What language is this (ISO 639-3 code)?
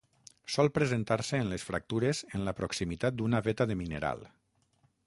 cat